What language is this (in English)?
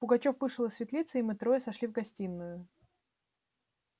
Russian